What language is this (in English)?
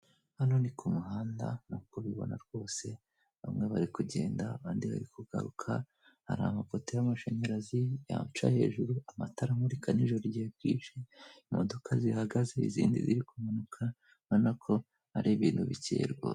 Kinyarwanda